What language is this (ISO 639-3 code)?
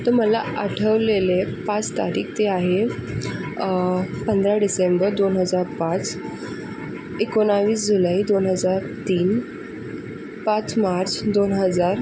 mar